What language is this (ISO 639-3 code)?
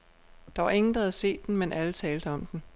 dan